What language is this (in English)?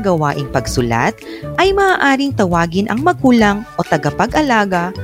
Filipino